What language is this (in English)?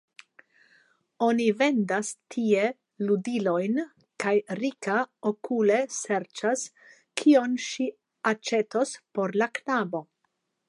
Esperanto